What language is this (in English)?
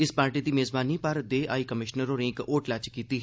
Dogri